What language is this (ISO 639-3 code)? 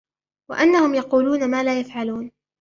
ara